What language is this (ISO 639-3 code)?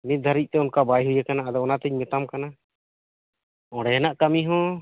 sat